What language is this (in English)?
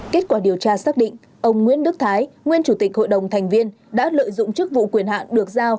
Vietnamese